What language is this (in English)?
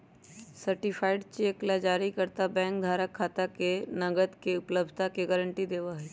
Magahi